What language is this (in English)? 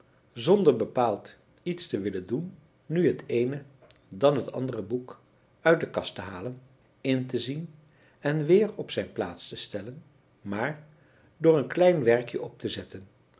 Dutch